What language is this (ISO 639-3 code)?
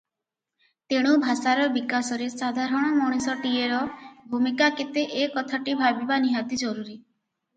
ori